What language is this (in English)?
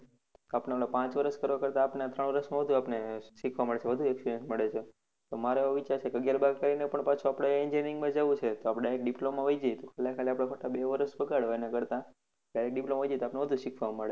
Gujarati